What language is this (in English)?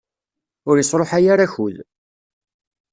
Kabyle